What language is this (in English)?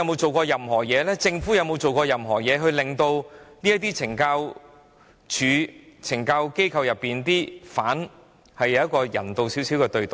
Cantonese